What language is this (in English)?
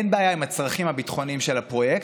Hebrew